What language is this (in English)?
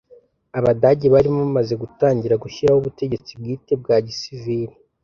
Kinyarwanda